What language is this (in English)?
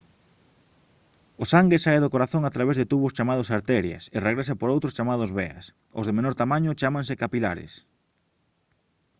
Galician